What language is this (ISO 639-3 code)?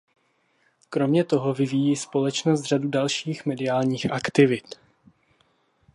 ces